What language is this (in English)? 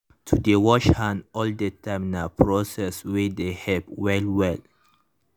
Nigerian Pidgin